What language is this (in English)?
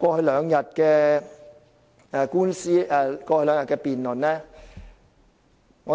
Cantonese